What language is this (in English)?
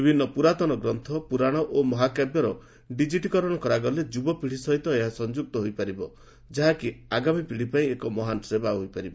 Odia